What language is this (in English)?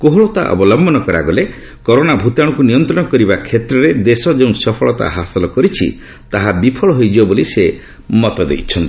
Odia